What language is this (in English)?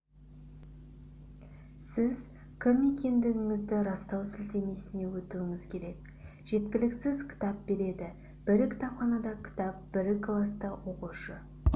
Kazakh